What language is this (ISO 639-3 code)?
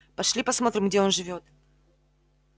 rus